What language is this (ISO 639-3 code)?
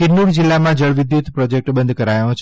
guj